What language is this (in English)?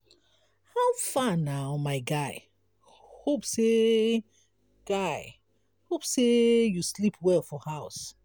Nigerian Pidgin